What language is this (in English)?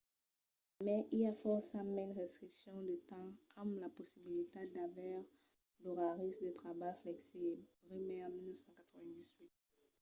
Occitan